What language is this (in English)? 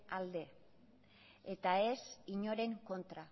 Basque